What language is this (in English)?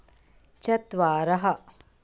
Sanskrit